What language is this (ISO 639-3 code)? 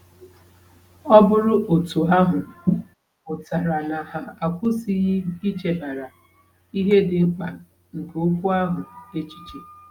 ibo